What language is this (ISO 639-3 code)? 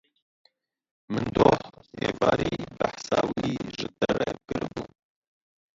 kur